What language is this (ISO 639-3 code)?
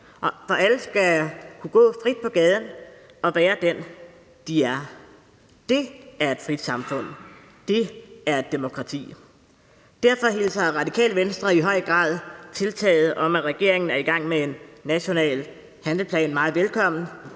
dan